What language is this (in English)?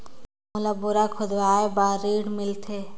Chhattisgarhi